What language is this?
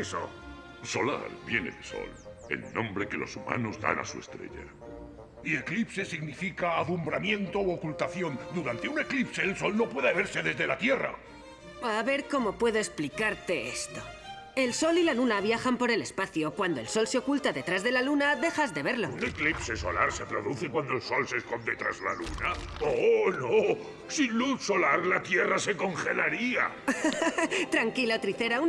Spanish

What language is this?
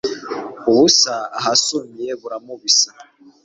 Kinyarwanda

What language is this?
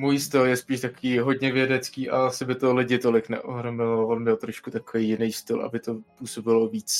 Czech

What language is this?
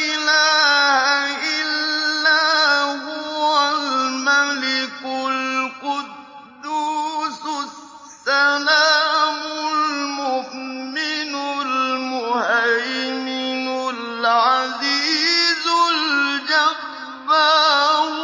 Arabic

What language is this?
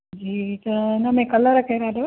Sindhi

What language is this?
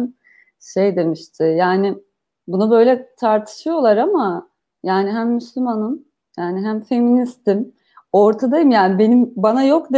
Turkish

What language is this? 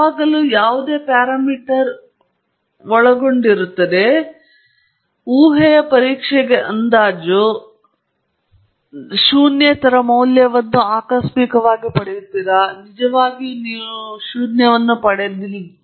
Kannada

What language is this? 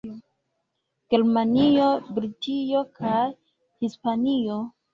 Esperanto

